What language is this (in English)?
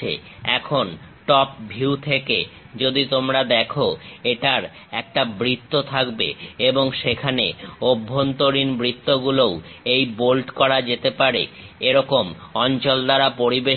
Bangla